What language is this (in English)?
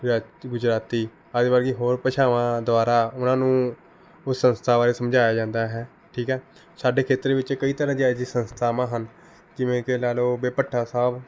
Punjabi